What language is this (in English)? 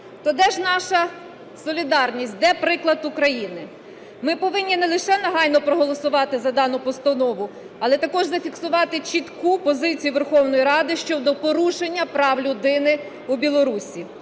Ukrainian